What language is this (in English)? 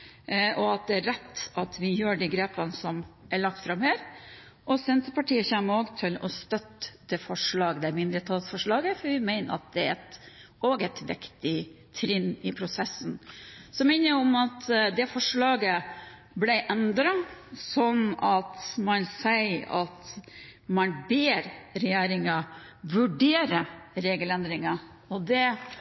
Norwegian Bokmål